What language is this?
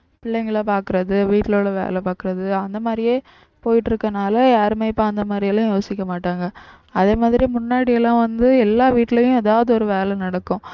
Tamil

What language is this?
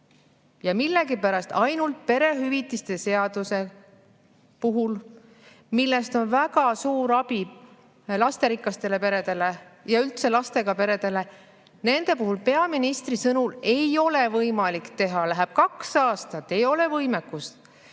Estonian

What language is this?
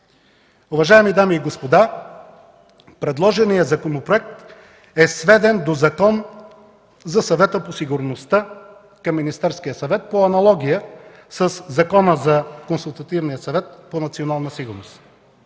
Bulgarian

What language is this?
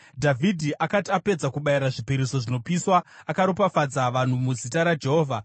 Shona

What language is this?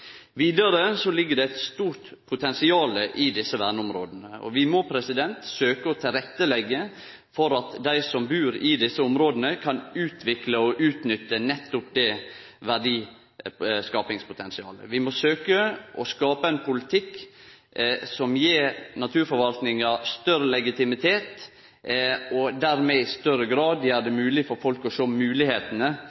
Norwegian Nynorsk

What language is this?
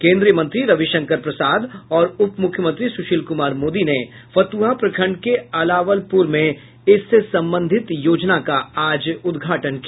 Hindi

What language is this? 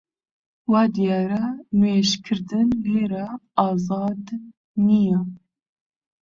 Central Kurdish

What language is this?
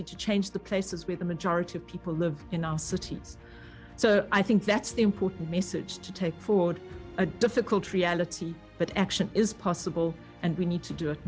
Indonesian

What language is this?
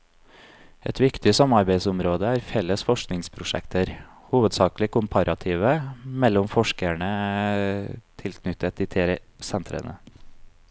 Norwegian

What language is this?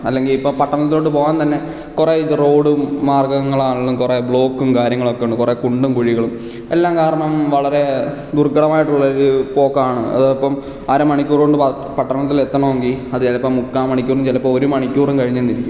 Malayalam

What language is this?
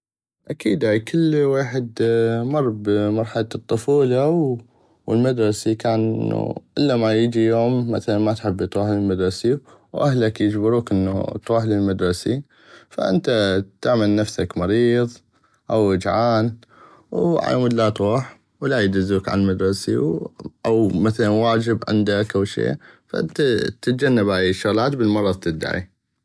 North Mesopotamian Arabic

